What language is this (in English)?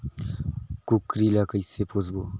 Chhattisgarhi